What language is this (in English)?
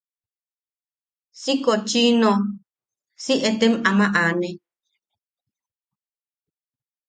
Yaqui